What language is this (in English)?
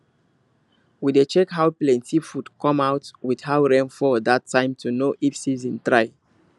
Nigerian Pidgin